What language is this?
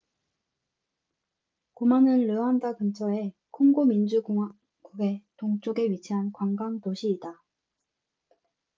Korean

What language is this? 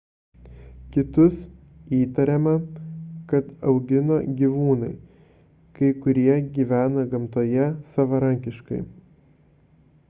Lithuanian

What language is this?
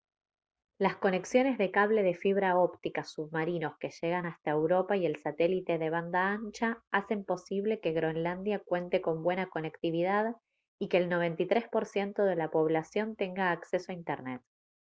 Spanish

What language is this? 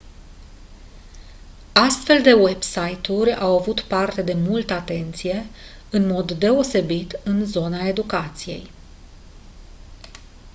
Romanian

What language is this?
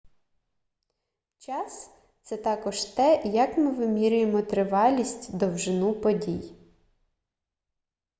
Ukrainian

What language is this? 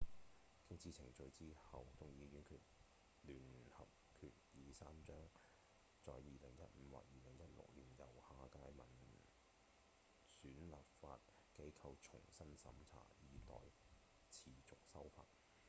Cantonese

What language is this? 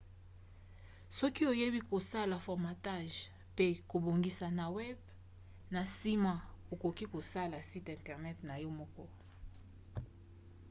Lingala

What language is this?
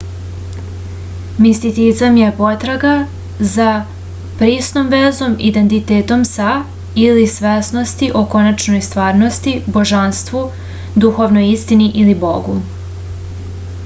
Serbian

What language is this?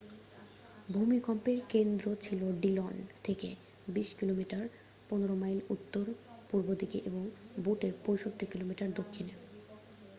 Bangla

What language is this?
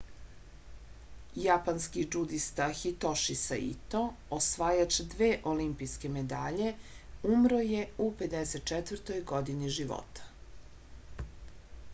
Serbian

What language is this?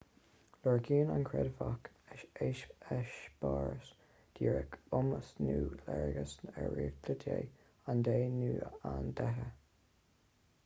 Irish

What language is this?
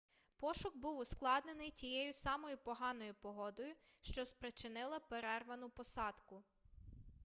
Ukrainian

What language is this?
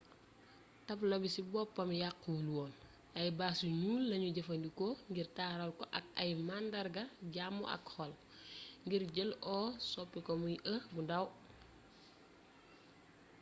Wolof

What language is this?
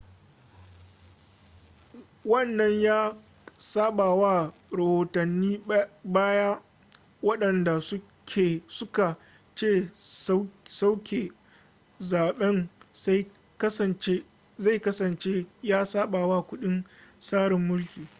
Hausa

